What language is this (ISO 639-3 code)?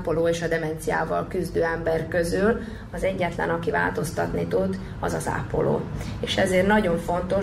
hun